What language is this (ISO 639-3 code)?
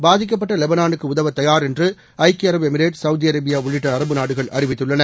tam